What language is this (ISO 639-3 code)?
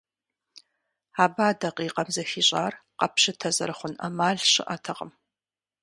kbd